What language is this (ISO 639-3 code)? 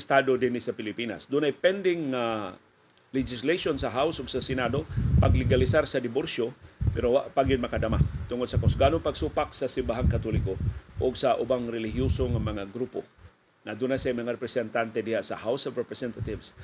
fil